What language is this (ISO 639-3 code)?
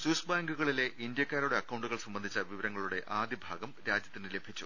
mal